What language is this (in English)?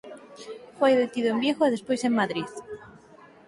Galician